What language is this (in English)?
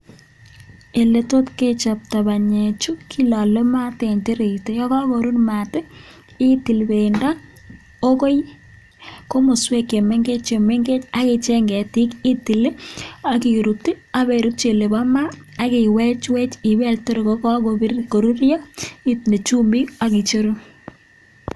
Kalenjin